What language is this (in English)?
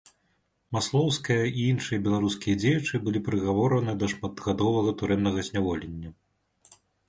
Belarusian